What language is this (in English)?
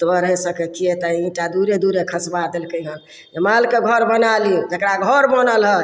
Maithili